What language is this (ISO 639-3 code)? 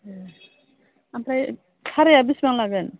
brx